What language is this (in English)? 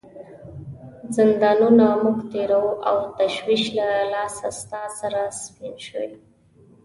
Pashto